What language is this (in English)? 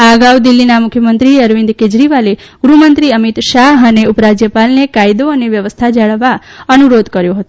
Gujarati